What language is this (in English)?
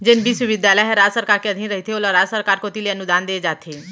Chhattisgarhi